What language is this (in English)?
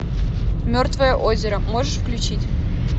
Russian